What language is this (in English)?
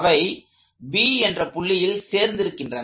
Tamil